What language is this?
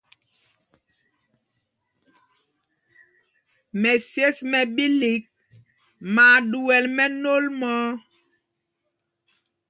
Mpumpong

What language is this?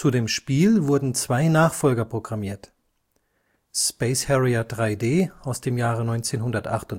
German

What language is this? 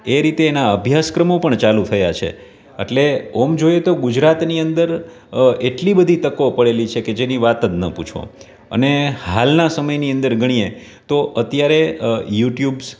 Gujarati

